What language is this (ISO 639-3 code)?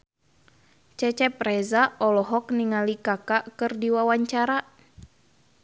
sun